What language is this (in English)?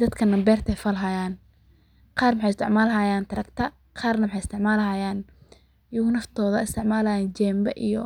Somali